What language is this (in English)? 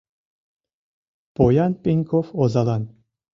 Mari